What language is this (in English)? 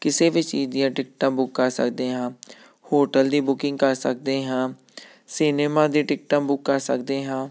Punjabi